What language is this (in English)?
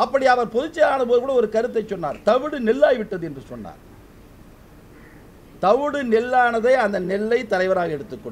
Turkish